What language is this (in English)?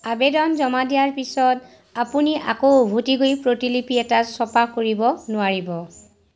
Assamese